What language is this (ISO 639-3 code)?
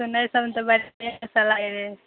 mai